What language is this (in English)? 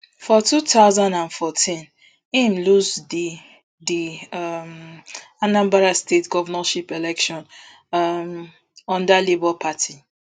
Nigerian Pidgin